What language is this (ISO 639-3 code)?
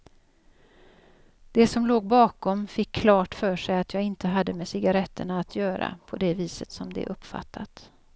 swe